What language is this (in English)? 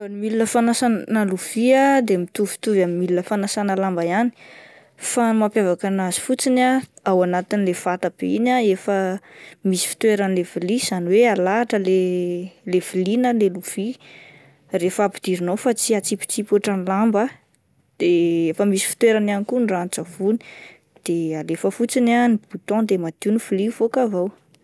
Malagasy